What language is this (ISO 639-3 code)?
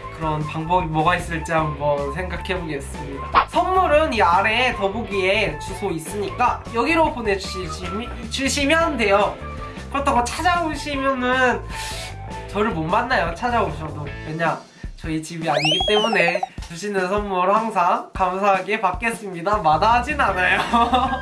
kor